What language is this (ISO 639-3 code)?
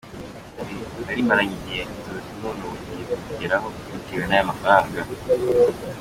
kin